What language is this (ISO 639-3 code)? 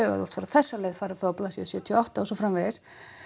isl